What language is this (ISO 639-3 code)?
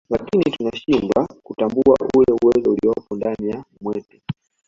swa